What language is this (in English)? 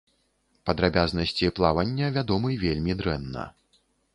Belarusian